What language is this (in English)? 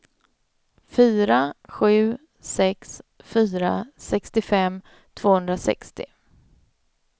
Swedish